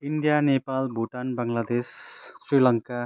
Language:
Nepali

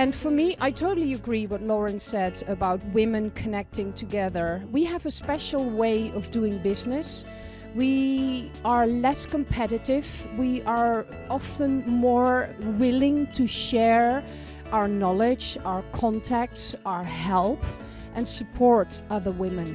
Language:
English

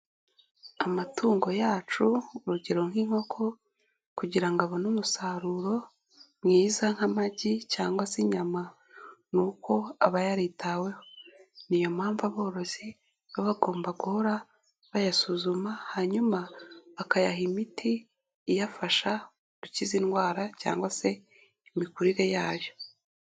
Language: Kinyarwanda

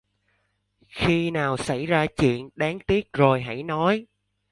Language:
Vietnamese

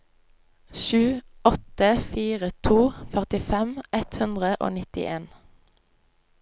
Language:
Norwegian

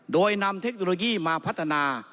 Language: Thai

